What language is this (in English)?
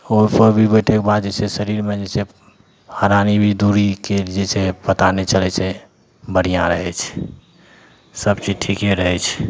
Maithili